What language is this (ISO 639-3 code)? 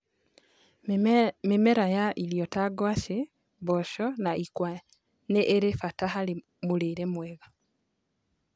kik